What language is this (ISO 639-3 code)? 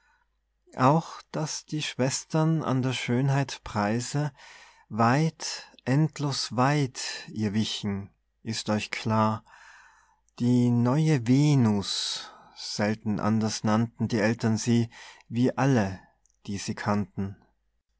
deu